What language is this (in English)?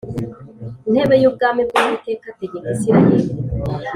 Kinyarwanda